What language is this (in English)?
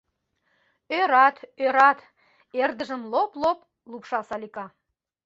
Mari